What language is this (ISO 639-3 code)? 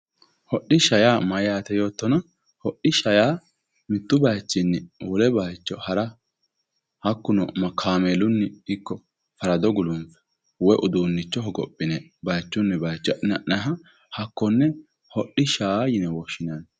sid